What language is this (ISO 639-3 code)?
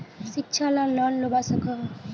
mag